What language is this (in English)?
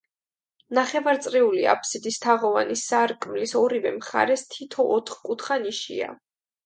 Georgian